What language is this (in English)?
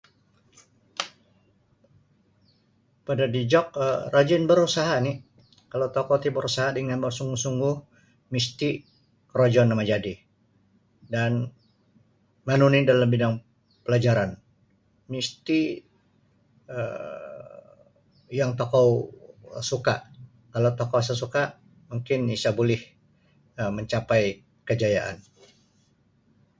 Sabah Bisaya